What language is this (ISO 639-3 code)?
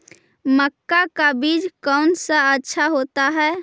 mag